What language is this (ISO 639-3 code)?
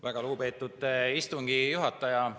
est